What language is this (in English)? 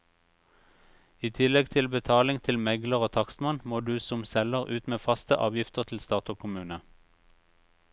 Norwegian